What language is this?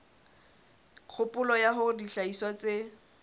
Southern Sotho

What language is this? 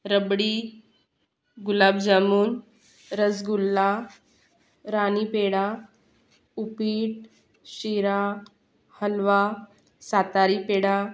Marathi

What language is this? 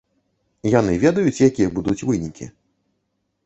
Belarusian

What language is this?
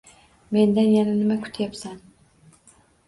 Uzbek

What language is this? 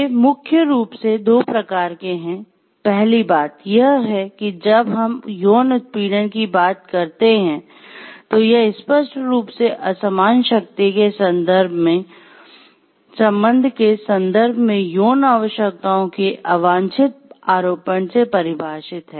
Hindi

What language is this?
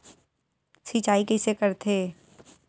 Chhattisgarhi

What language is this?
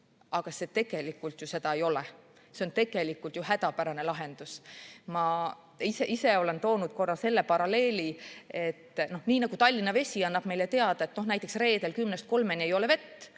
Estonian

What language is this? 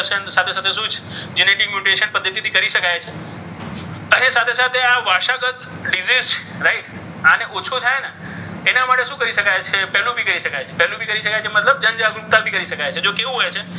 Gujarati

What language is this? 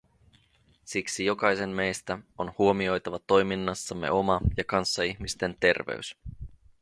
Finnish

